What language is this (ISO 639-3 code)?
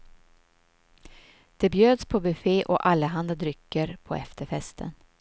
swe